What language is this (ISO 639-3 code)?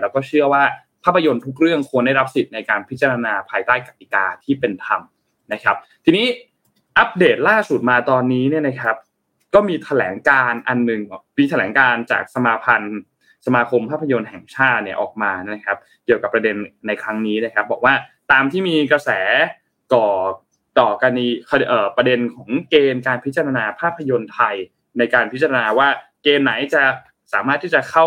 tha